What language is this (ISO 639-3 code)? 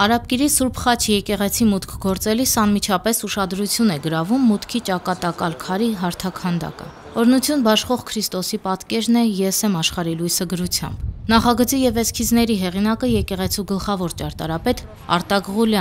ron